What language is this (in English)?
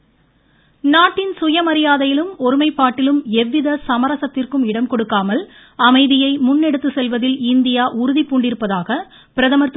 Tamil